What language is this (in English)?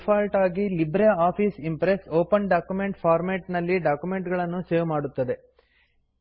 Kannada